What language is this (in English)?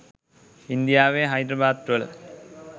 Sinhala